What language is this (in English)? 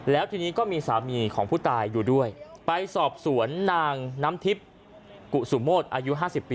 Thai